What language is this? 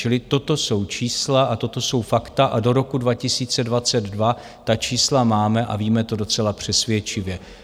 Czech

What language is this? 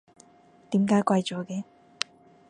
Cantonese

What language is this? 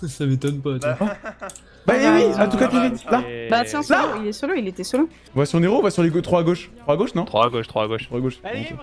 French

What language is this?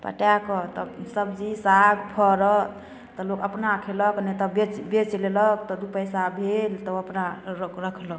Maithili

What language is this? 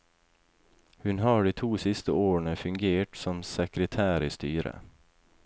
Norwegian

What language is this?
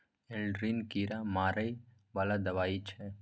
Maithili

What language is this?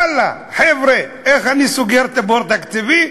Hebrew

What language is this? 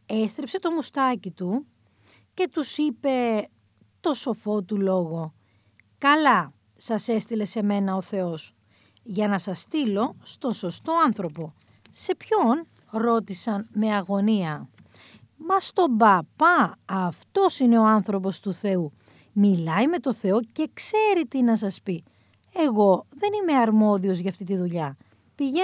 Greek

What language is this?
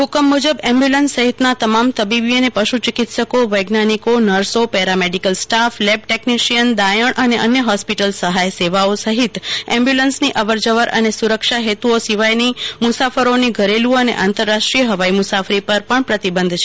Gujarati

